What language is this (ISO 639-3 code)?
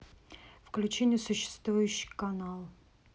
rus